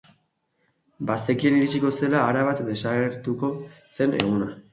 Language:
Basque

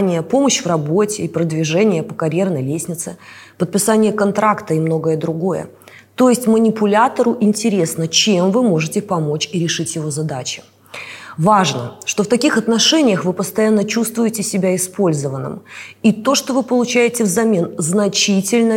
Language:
Russian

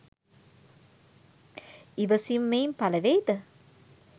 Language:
Sinhala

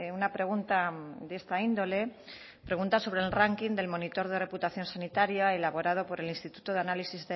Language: Spanish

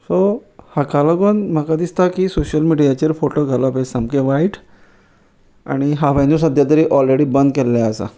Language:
Konkani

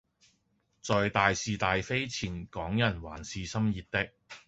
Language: Cantonese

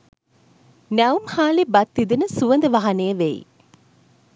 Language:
Sinhala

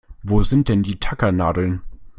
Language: German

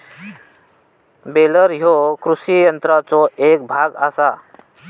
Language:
Marathi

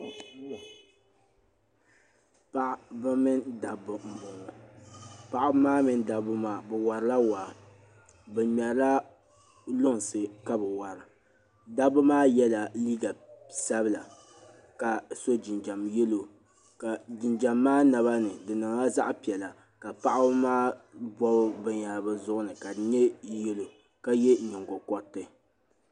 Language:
Dagbani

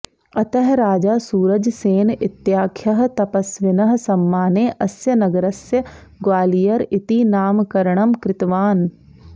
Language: Sanskrit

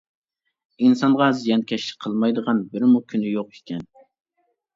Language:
Uyghur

